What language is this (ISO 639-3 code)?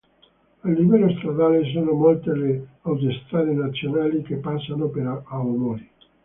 ita